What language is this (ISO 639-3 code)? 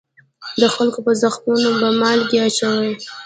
pus